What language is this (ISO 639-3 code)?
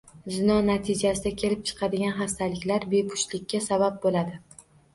uzb